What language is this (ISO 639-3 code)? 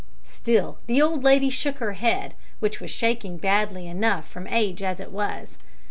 eng